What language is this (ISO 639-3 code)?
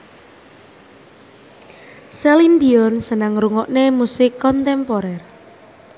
jav